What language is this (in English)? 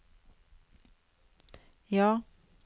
Norwegian